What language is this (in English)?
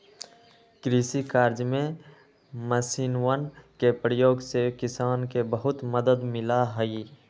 Magahi